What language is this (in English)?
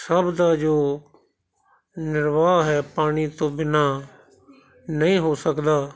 Punjabi